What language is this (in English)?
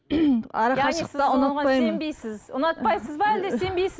Kazakh